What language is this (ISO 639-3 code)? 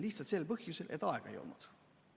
est